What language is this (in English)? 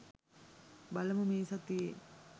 Sinhala